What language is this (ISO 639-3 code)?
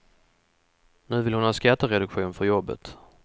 swe